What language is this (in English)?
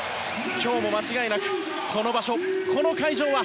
Japanese